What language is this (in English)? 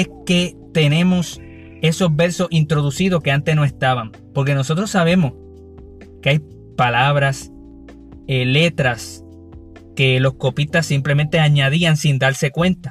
Spanish